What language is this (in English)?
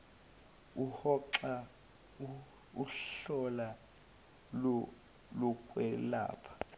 Zulu